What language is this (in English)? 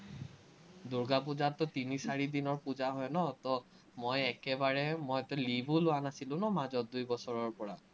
Assamese